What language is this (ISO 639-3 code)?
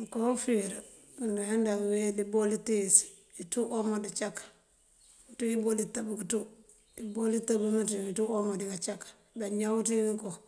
mfv